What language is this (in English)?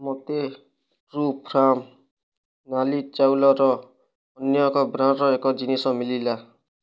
Odia